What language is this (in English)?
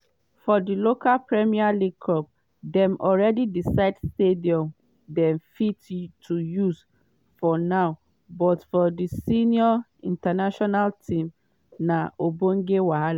Nigerian Pidgin